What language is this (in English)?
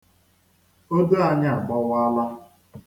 Igbo